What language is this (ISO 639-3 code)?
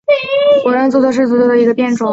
zho